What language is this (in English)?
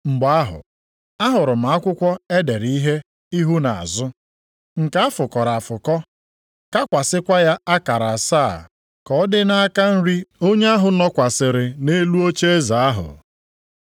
Igbo